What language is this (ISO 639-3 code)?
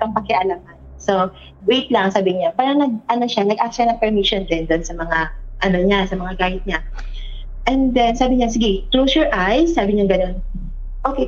fil